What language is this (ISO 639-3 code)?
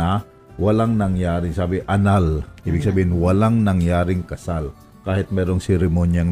fil